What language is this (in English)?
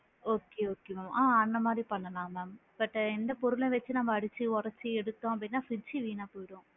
Tamil